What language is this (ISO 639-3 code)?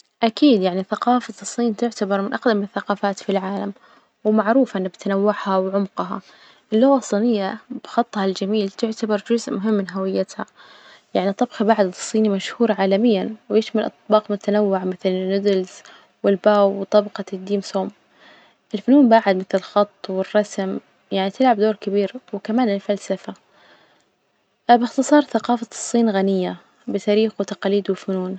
ars